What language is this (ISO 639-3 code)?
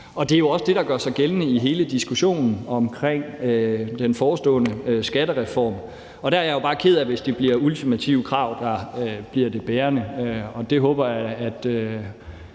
dan